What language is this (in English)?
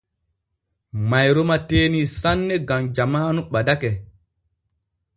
Borgu Fulfulde